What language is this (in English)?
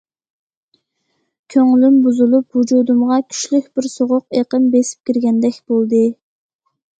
Uyghur